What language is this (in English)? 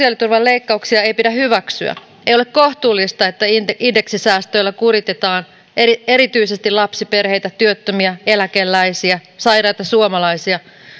Finnish